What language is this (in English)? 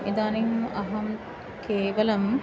Sanskrit